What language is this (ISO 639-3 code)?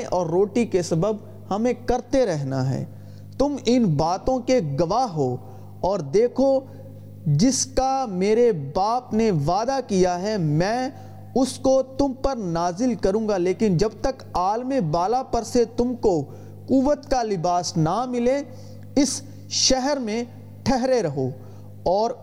urd